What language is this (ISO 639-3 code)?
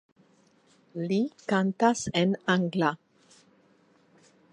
epo